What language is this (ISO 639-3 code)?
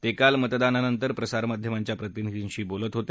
mar